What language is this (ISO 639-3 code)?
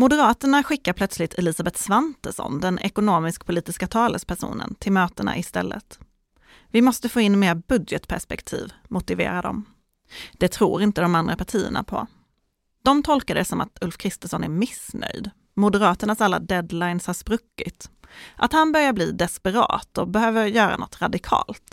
swe